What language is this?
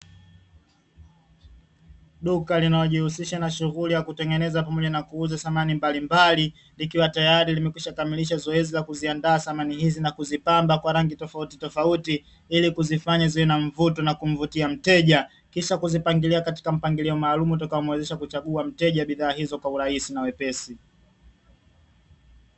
Swahili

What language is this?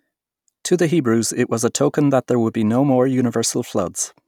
English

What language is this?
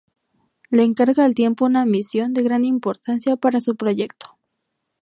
Spanish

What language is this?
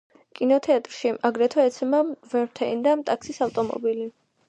Georgian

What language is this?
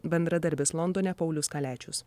Lithuanian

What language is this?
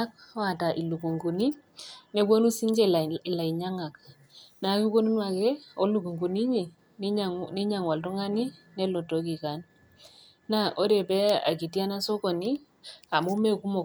Masai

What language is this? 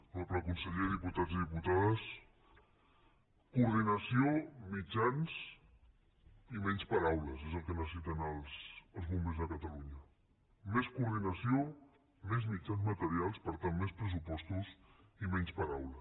Catalan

